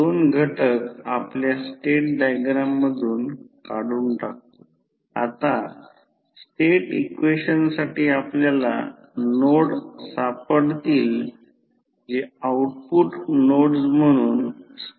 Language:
Marathi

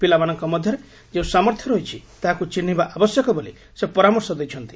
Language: Odia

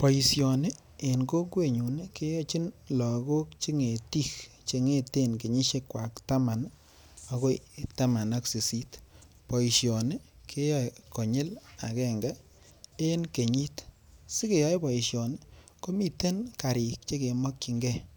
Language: Kalenjin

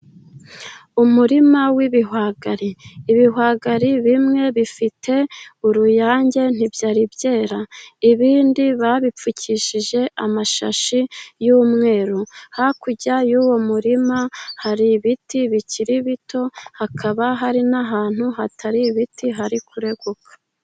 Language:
Kinyarwanda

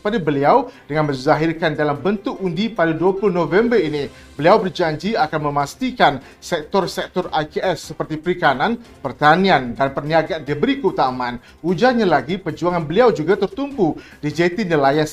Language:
Malay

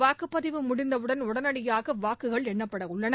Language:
Tamil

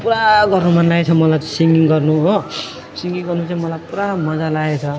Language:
Nepali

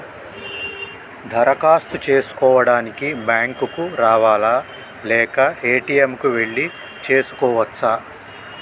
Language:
Telugu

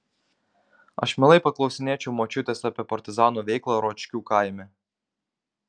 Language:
Lithuanian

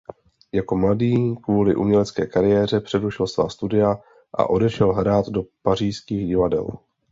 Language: Czech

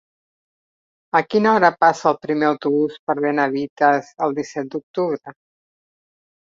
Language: Catalan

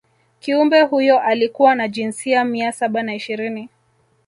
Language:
Swahili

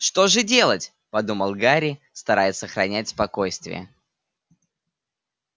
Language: Russian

